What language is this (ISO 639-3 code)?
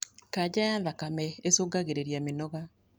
kik